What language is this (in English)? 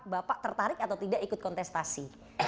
Indonesian